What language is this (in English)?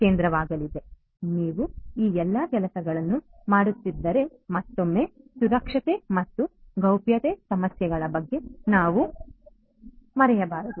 Kannada